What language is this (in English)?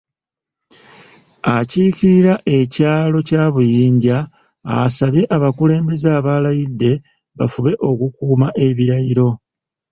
Ganda